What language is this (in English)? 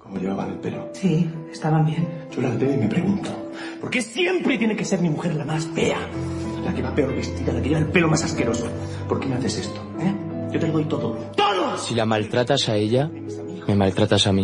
Spanish